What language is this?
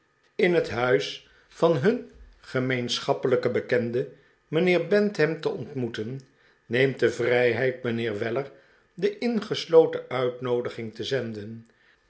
Dutch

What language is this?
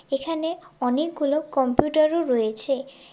Bangla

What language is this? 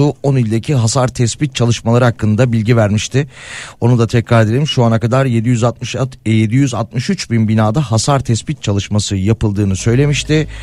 Turkish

